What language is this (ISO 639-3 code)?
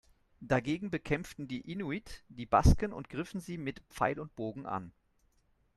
deu